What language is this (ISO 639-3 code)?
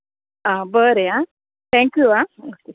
kok